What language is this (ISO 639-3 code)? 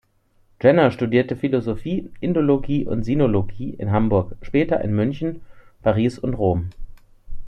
deu